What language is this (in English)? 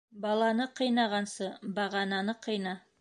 Bashkir